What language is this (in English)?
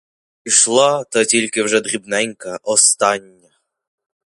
Ukrainian